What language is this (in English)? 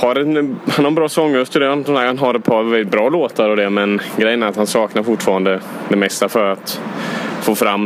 Swedish